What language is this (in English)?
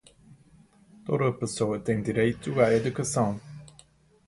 Portuguese